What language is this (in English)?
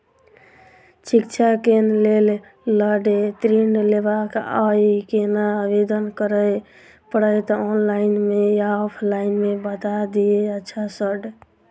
Maithili